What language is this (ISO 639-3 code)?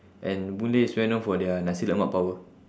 eng